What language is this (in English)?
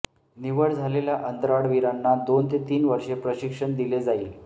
Marathi